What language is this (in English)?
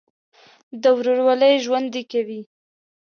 Pashto